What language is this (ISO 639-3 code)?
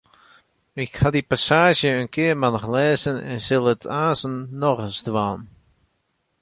fry